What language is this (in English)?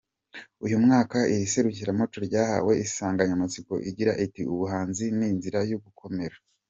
Kinyarwanda